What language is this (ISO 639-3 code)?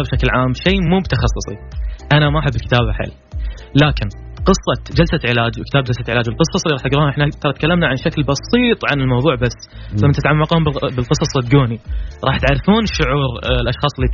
ara